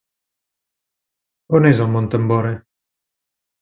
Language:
Catalan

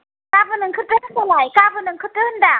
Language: Bodo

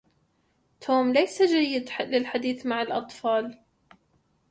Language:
Arabic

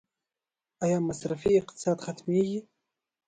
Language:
Pashto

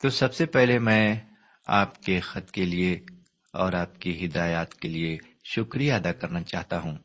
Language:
Urdu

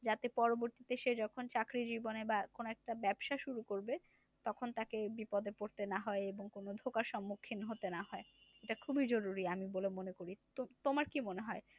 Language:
Bangla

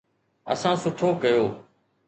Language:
Sindhi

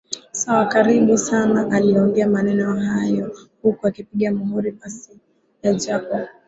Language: Swahili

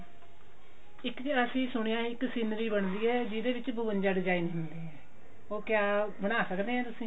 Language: Punjabi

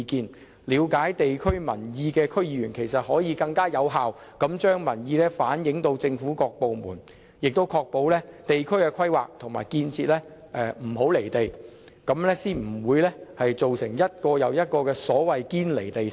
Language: Cantonese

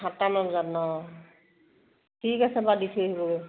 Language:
Assamese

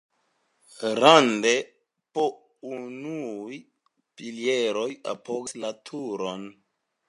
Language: Esperanto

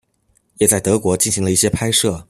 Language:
Chinese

